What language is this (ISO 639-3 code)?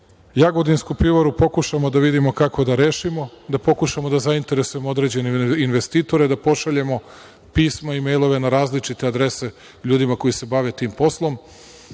srp